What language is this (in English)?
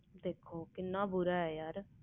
Punjabi